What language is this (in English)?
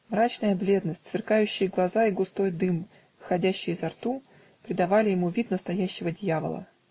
Russian